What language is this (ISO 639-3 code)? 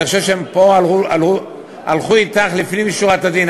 heb